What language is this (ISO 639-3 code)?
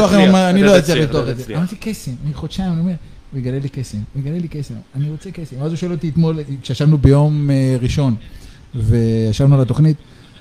heb